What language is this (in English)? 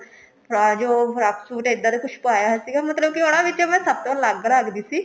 Punjabi